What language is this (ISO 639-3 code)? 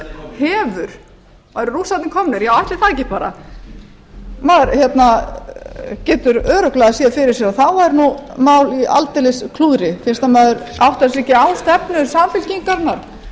isl